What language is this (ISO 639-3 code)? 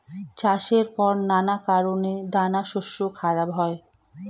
ben